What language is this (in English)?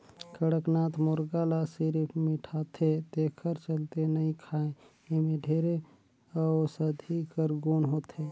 Chhattisgarhi